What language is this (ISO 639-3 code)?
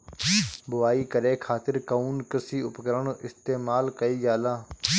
bho